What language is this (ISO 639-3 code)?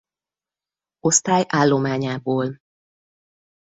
hun